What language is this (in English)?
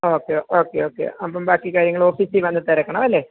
Malayalam